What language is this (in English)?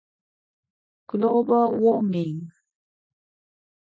Japanese